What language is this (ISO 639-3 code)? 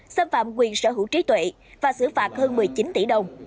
vie